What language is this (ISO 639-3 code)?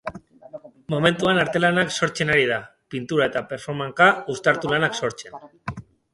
eus